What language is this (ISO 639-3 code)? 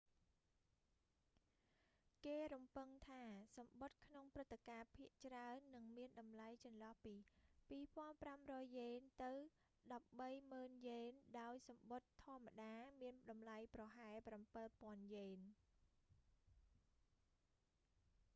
khm